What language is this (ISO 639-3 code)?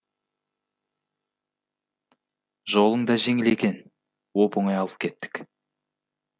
kaz